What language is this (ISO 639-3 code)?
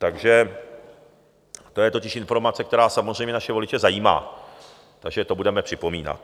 ces